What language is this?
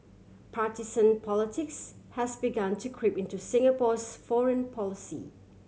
English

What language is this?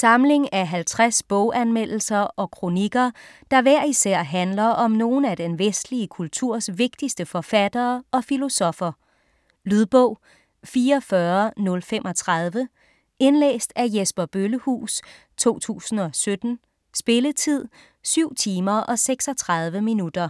Danish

